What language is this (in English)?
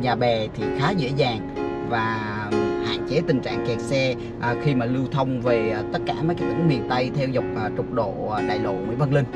Vietnamese